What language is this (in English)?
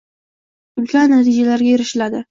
Uzbek